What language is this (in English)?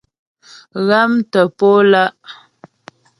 Ghomala